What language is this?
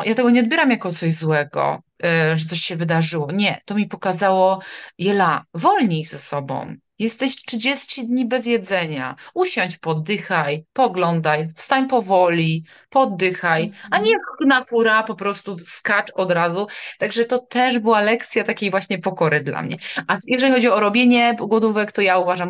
Polish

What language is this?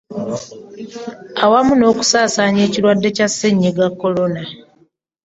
Ganda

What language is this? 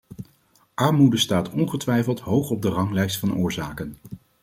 Dutch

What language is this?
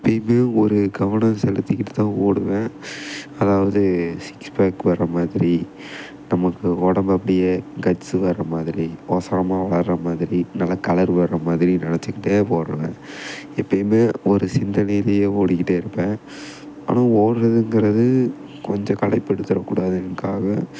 Tamil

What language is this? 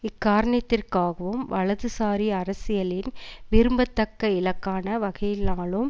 Tamil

